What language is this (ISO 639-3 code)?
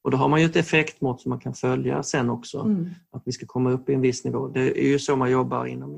swe